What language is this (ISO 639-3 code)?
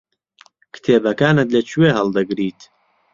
ckb